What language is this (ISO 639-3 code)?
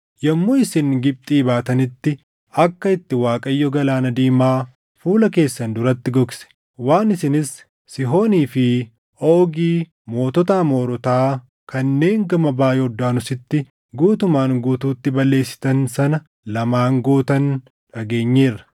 orm